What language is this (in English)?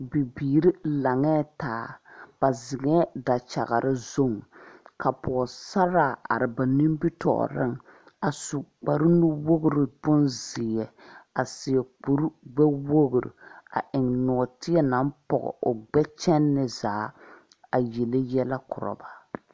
Southern Dagaare